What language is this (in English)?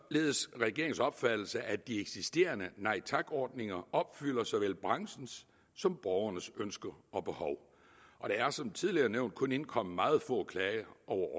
Danish